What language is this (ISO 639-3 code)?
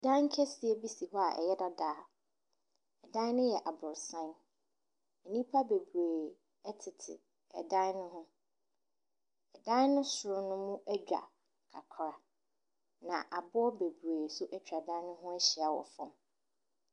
aka